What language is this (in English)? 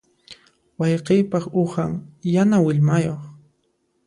Puno Quechua